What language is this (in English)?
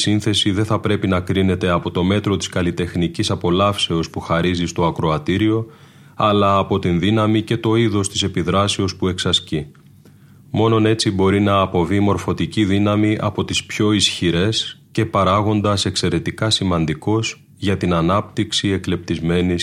Greek